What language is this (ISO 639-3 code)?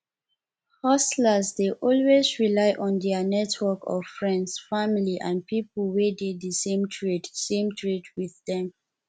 pcm